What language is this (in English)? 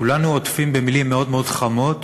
Hebrew